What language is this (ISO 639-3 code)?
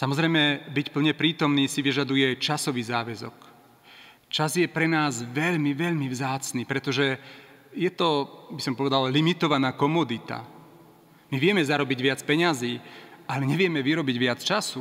slk